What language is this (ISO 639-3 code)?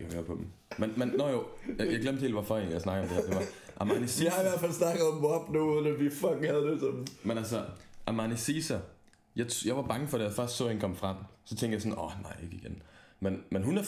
dan